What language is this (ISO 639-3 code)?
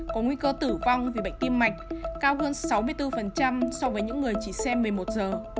vie